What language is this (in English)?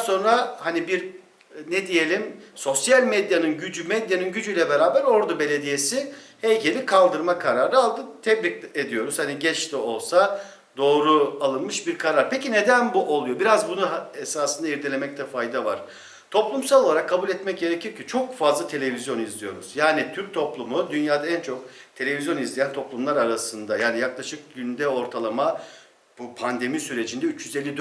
Turkish